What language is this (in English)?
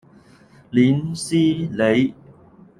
Chinese